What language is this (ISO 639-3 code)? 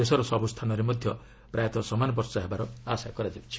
ori